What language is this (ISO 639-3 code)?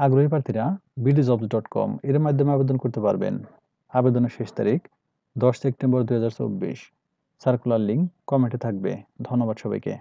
ben